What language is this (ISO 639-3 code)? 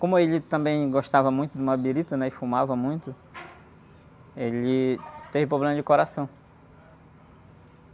por